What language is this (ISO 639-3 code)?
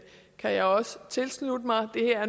dan